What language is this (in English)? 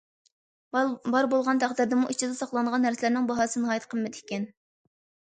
Uyghur